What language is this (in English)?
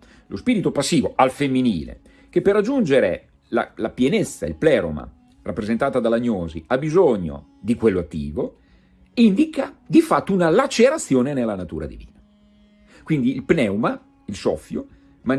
Italian